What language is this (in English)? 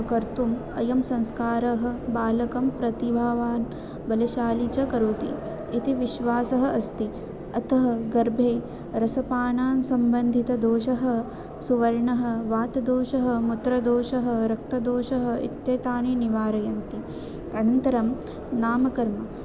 Sanskrit